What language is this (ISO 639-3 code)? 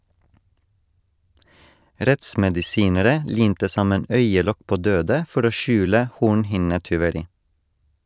nor